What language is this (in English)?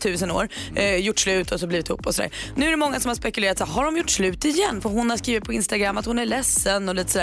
Swedish